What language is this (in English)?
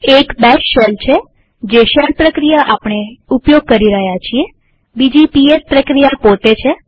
Gujarati